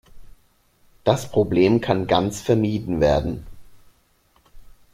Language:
German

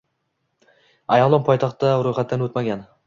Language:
Uzbek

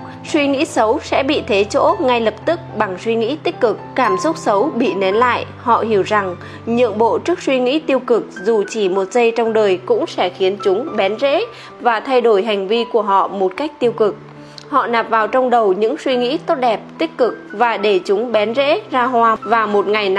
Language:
Vietnamese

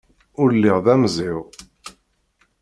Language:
Kabyle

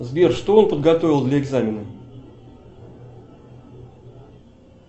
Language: Russian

